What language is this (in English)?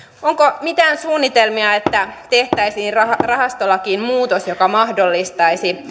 Finnish